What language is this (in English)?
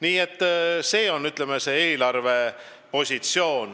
Estonian